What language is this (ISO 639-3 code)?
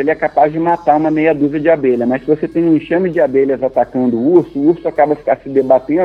por